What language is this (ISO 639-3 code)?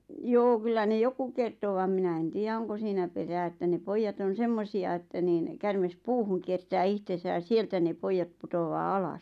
fin